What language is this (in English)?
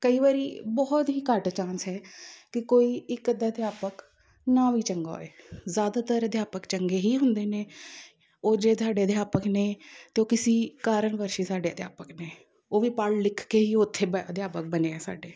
Punjabi